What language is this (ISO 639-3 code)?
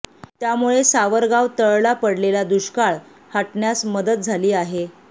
mar